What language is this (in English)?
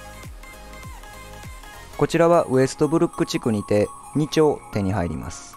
Japanese